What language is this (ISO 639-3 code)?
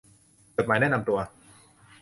tha